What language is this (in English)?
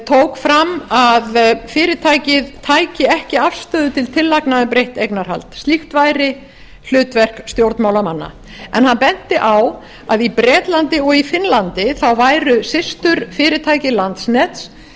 Icelandic